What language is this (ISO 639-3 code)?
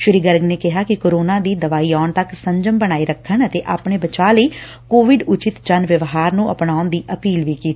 pan